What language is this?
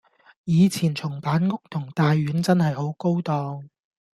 Cantonese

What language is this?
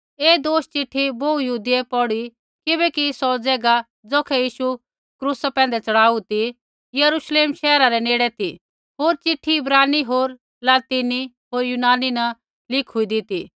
Kullu Pahari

